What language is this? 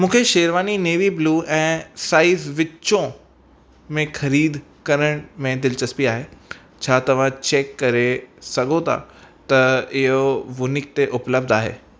Sindhi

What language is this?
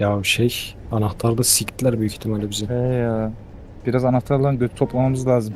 Turkish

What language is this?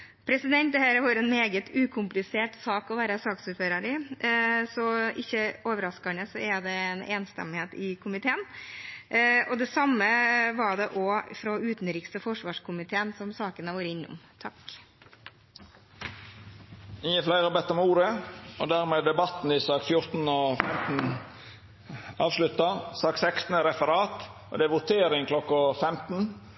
Norwegian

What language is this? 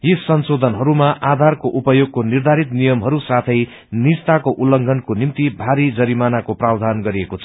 Nepali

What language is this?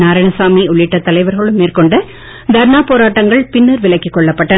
Tamil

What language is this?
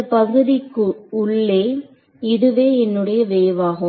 Tamil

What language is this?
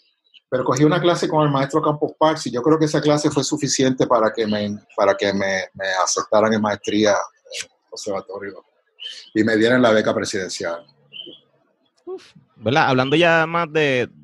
Spanish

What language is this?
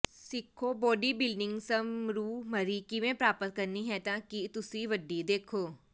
Punjabi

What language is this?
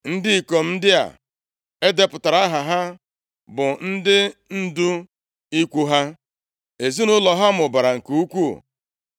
Igbo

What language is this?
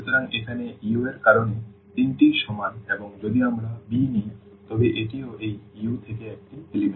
Bangla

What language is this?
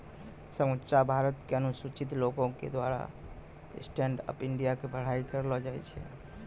Maithili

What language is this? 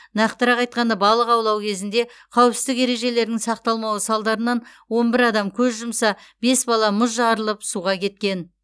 Kazakh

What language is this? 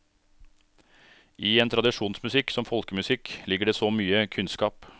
Norwegian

